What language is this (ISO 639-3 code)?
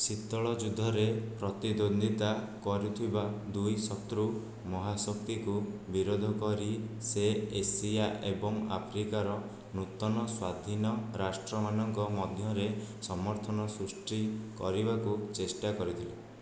ori